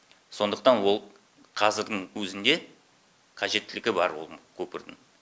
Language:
Kazakh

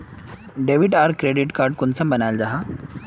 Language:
Magahi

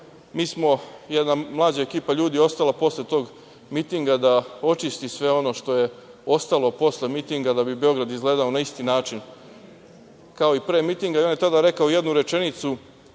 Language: Serbian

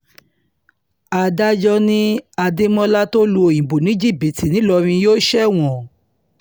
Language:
Yoruba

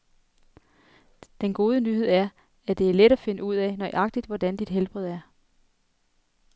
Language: Danish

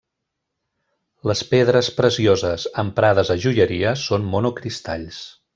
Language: Catalan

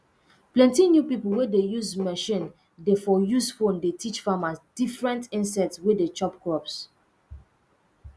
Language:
Nigerian Pidgin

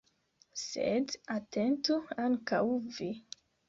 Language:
Esperanto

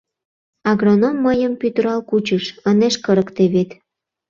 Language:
Mari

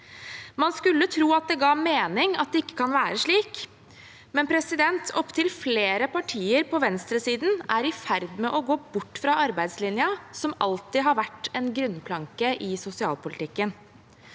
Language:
Norwegian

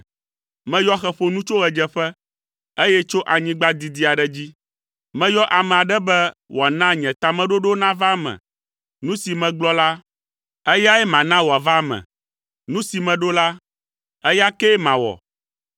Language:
Ewe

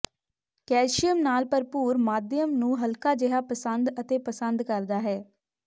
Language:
Punjabi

